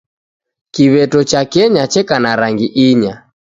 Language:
Taita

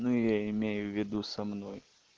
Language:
Russian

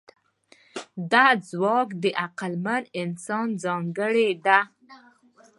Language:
Pashto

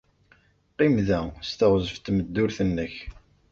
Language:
Kabyle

